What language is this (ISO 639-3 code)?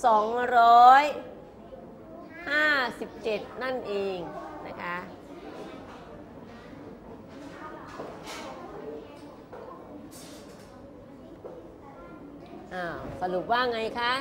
tha